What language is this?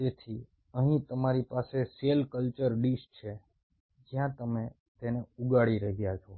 Gujarati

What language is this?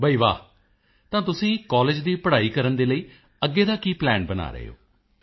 Punjabi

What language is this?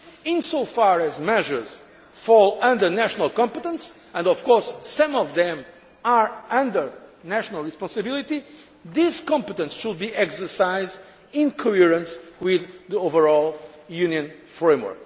English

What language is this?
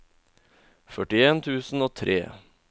Norwegian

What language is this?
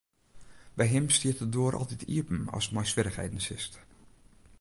Western Frisian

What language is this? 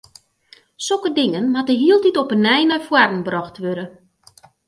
Western Frisian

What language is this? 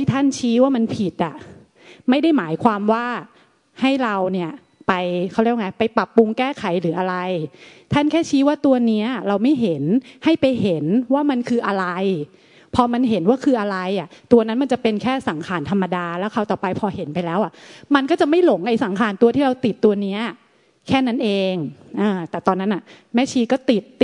Thai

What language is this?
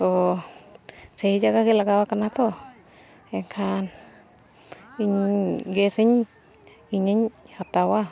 Santali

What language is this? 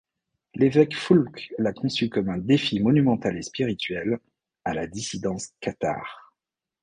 French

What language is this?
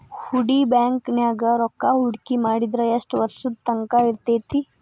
Kannada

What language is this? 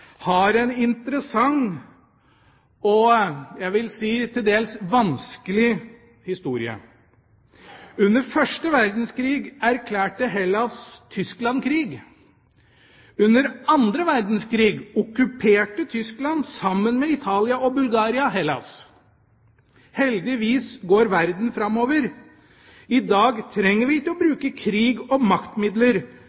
Norwegian Bokmål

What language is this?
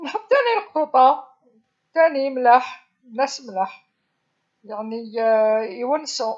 Algerian Arabic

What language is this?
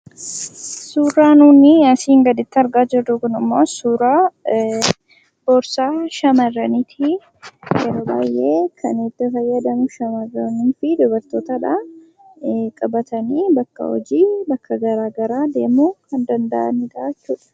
Oromo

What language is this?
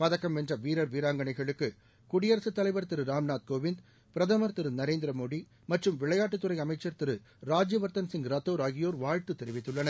Tamil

